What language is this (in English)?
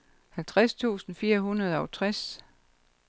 Danish